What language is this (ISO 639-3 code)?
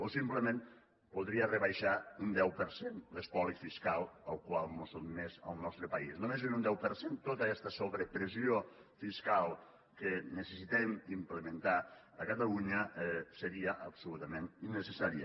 cat